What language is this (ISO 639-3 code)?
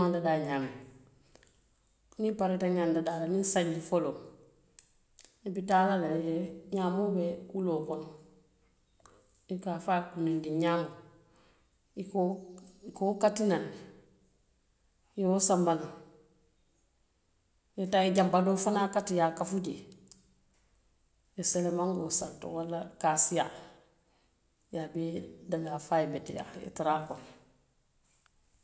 mlq